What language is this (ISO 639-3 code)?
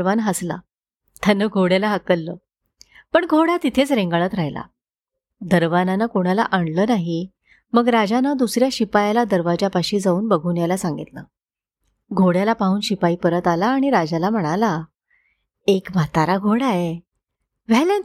mar